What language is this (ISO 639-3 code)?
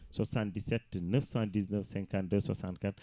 ful